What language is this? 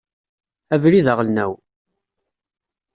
Kabyle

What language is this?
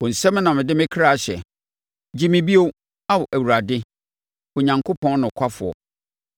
Akan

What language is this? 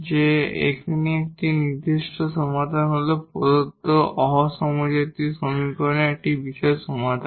Bangla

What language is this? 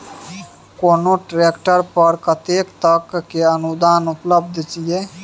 Maithili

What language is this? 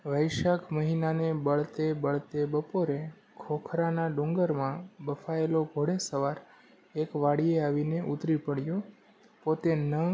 Gujarati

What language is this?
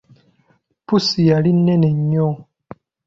Ganda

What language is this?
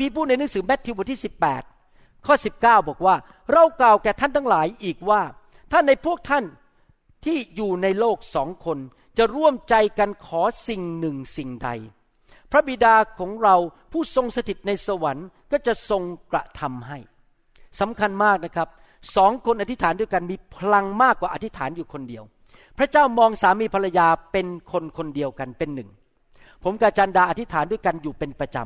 Thai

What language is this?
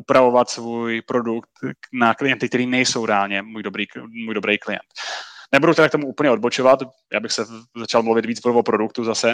Czech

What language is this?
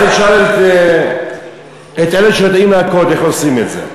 Hebrew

